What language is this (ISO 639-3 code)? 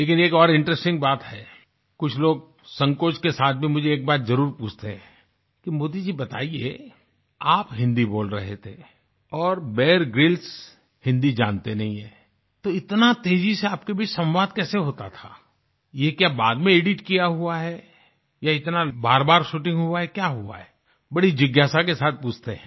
hin